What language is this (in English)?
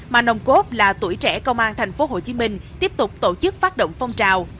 Vietnamese